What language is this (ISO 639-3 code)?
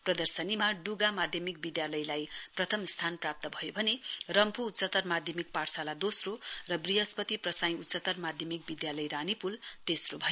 nep